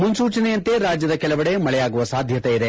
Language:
Kannada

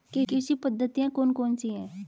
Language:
Hindi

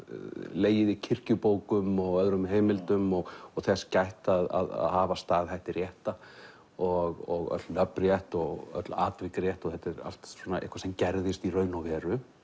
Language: Icelandic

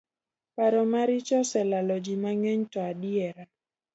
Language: Luo (Kenya and Tanzania)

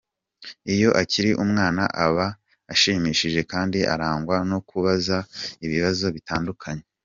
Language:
Kinyarwanda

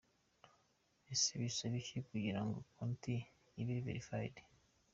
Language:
Kinyarwanda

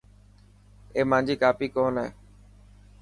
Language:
Dhatki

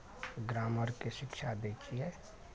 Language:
Maithili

